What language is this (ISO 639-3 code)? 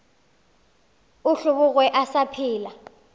nso